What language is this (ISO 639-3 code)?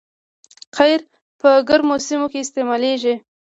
pus